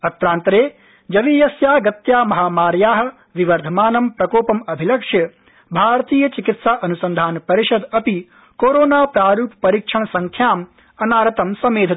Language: Sanskrit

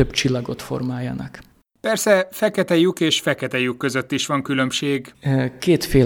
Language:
Hungarian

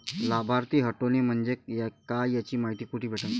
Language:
Marathi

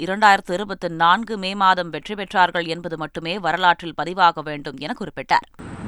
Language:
Tamil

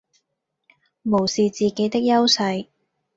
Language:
Cantonese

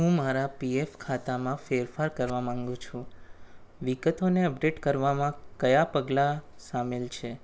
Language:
Gujarati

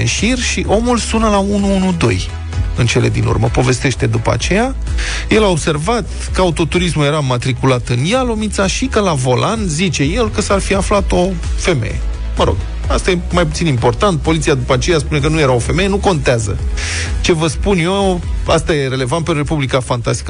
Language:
Romanian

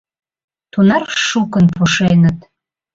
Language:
Mari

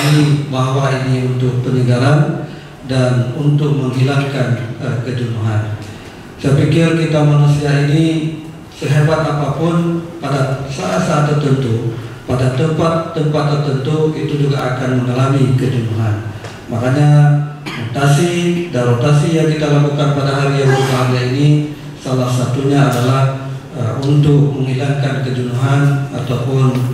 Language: Indonesian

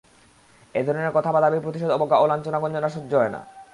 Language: Bangla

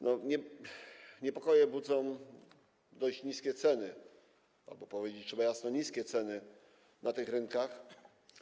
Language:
Polish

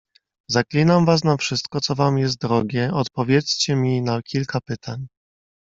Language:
Polish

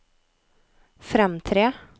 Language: Norwegian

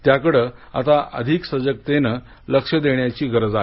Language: Marathi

